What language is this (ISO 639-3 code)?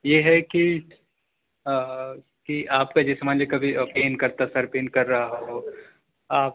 urd